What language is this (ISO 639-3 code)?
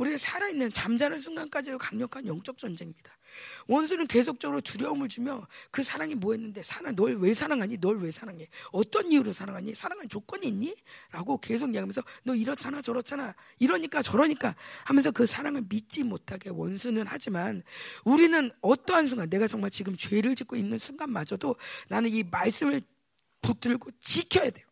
kor